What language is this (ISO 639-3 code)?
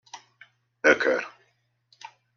hun